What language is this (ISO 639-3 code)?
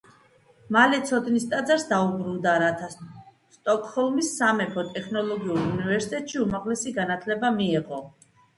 kat